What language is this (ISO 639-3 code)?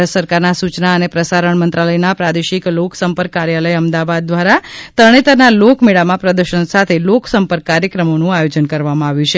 guj